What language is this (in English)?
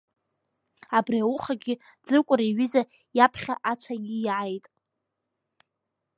Abkhazian